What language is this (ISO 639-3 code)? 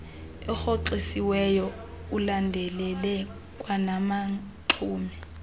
xho